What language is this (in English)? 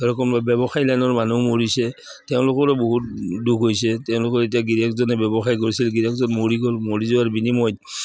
Assamese